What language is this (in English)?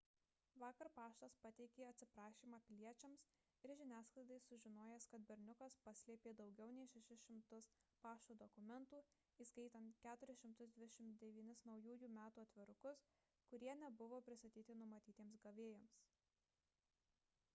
Lithuanian